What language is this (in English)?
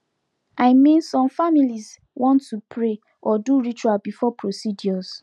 Nigerian Pidgin